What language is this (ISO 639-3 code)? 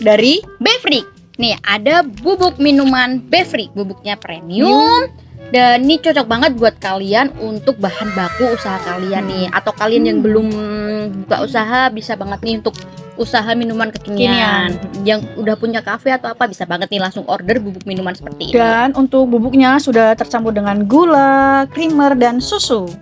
ind